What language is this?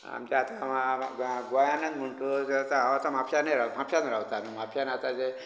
Konkani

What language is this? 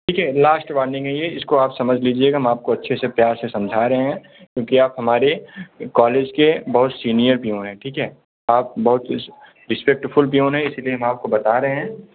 Hindi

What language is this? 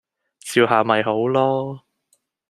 Cantonese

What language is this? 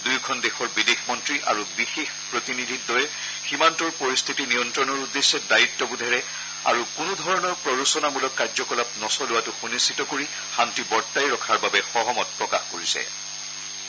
Assamese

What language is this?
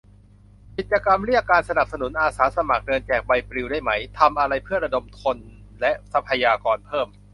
Thai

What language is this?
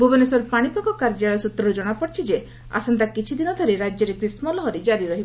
Odia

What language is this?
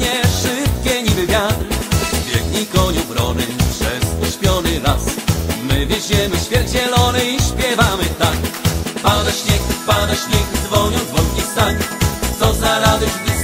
Polish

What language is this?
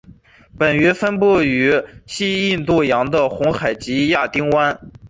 Chinese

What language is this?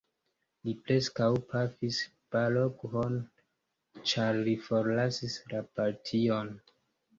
Esperanto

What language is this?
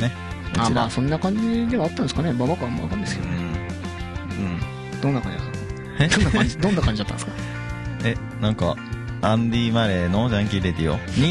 Japanese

